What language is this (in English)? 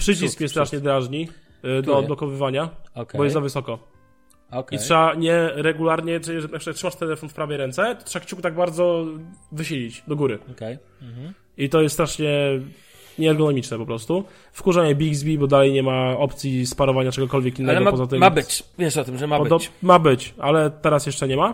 Polish